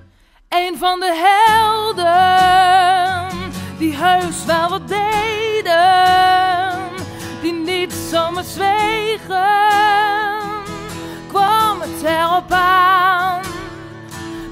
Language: Dutch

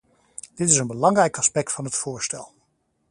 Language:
Dutch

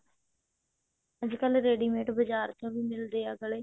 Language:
Punjabi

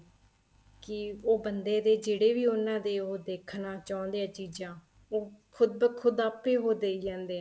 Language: Punjabi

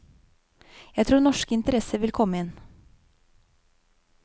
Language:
Norwegian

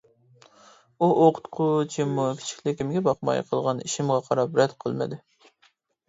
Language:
Uyghur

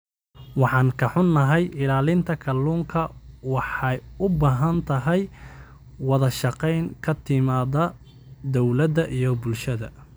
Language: Somali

